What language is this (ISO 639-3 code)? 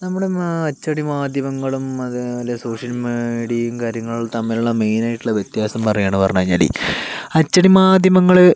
mal